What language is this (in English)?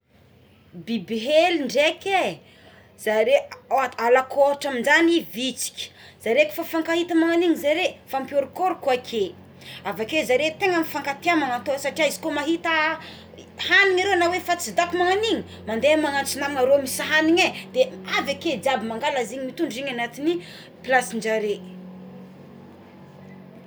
Tsimihety Malagasy